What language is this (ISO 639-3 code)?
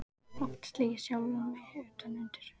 isl